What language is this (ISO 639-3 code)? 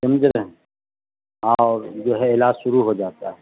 urd